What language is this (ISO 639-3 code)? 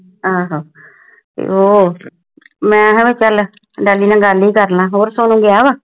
pan